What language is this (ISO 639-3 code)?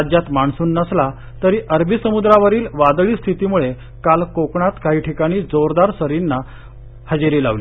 mar